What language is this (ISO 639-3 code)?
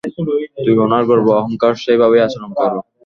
ben